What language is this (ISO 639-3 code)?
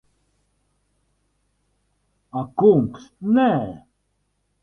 lav